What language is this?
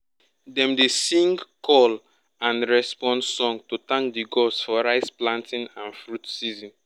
Nigerian Pidgin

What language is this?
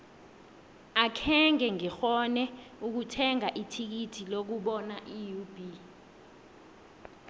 South Ndebele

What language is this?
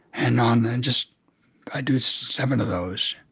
English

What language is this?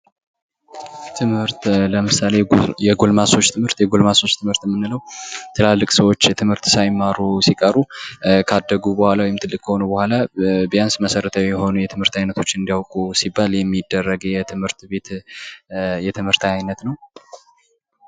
Amharic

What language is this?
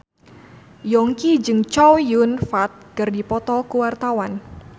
Sundanese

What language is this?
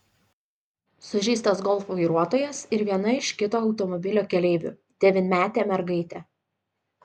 Lithuanian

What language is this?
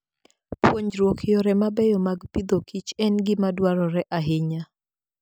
Luo (Kenya and Tanzania)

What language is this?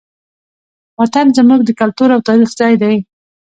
Pashto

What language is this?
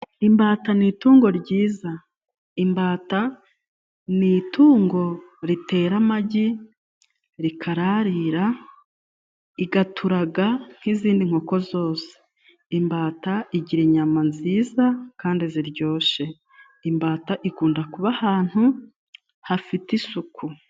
Kinyarwanda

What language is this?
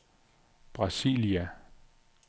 Danish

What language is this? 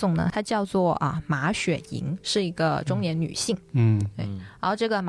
Chinese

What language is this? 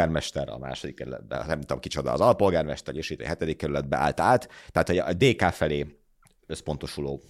Hungarian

